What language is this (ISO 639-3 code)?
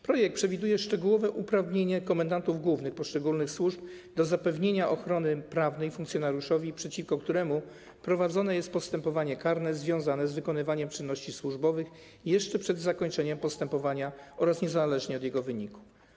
pol